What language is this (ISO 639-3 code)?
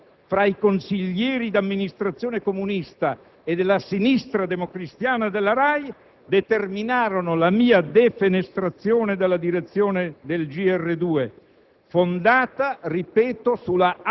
ita